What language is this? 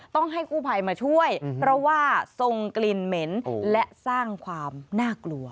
Thai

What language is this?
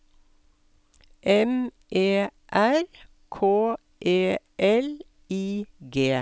Norwegian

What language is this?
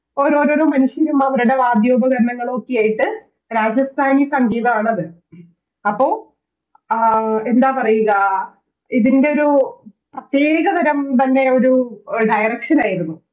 Malayalam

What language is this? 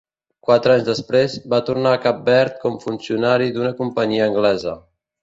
Catalan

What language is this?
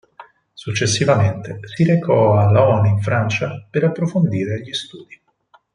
Italian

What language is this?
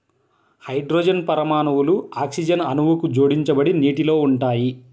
Telugu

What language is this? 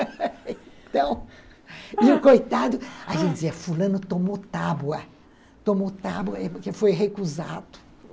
Portuguese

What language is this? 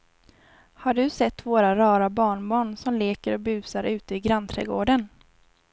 Swedish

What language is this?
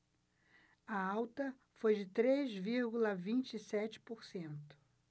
Portuguese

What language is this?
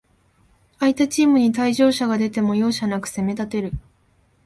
Japanese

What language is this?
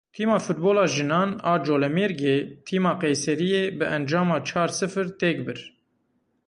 Kurdish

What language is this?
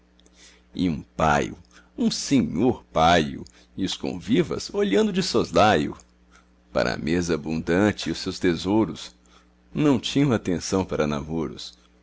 Portuguese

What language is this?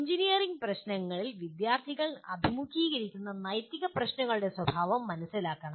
Malayalam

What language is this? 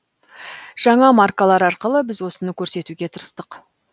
Kazakh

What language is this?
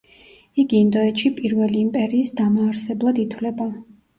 Georgian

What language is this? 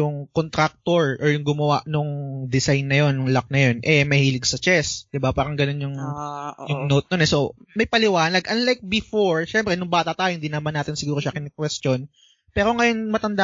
Filipino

